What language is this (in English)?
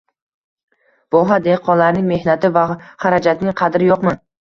Uzbek